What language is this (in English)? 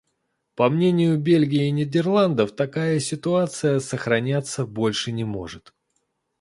Russian